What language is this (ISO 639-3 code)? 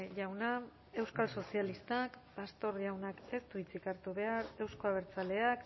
eus